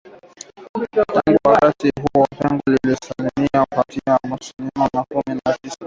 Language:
Swahili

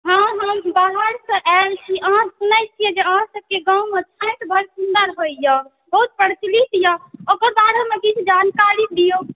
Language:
Maithili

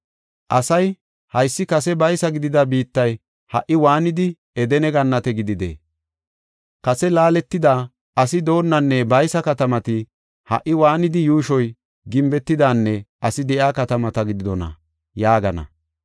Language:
Gofa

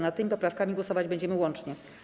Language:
Polish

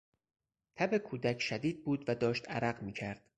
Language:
Persian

